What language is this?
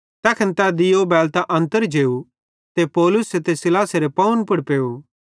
Bhadrawahi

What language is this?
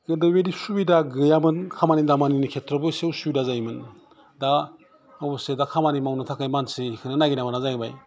Bodo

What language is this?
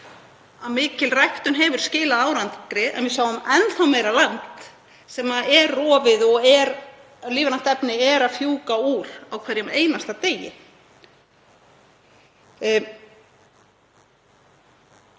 Icelandic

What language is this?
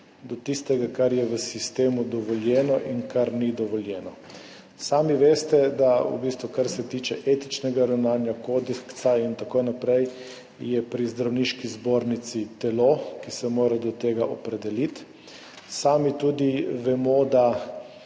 Slovenian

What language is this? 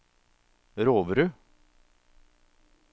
Norwegian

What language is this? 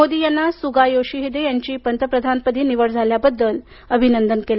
Marathi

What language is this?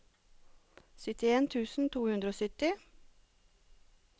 Norwegian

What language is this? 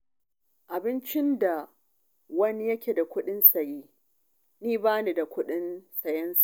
Hausa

